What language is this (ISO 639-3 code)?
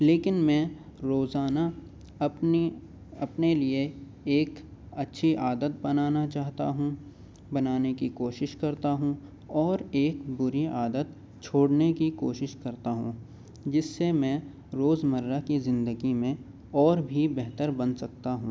urd